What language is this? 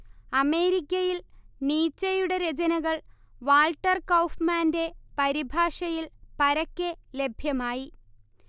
Malayalam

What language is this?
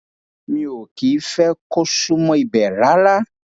Yoruba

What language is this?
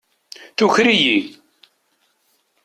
Kabyle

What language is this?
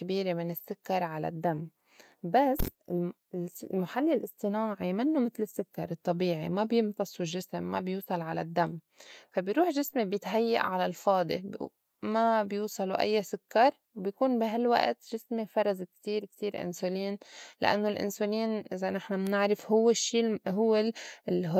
North Levantine Arabic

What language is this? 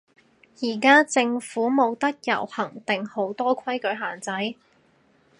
Cantonese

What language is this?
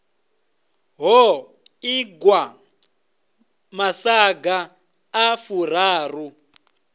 Venda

